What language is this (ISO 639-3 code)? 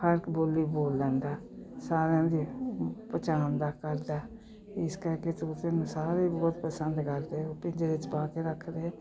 pan